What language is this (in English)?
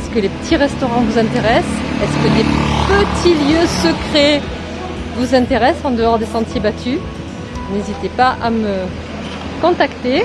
French